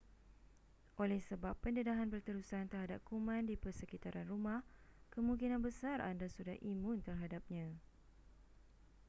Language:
Malay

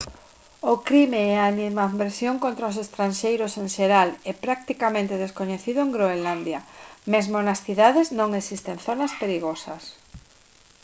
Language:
Galician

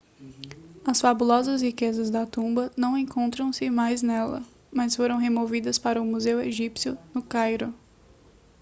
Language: Portuguese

